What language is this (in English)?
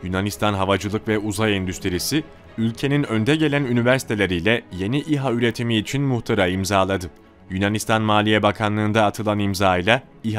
Turkish